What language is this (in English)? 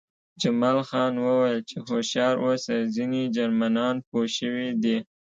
Pashto